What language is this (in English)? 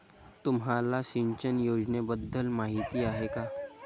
Marathi